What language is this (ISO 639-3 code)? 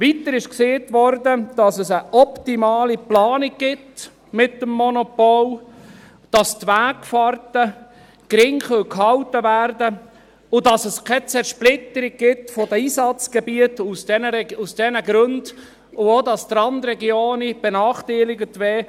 gsw